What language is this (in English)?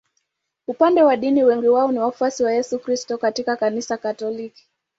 Swahili